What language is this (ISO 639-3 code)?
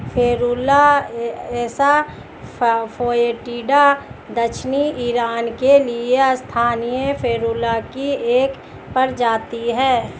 hin